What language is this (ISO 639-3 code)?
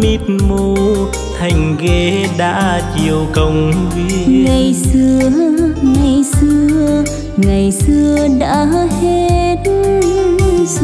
vie